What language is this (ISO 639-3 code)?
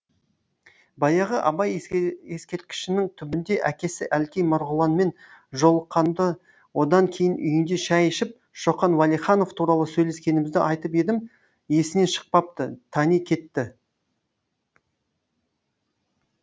kaz